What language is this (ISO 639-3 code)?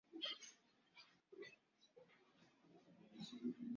swa